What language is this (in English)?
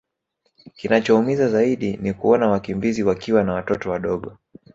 Swahili